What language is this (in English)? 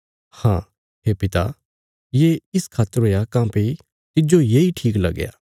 Bilaspuri